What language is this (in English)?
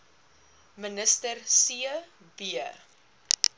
Afrikaans